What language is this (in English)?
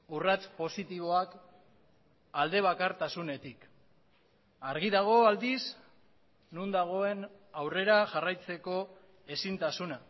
Basque